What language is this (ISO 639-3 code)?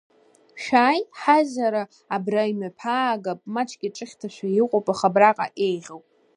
abk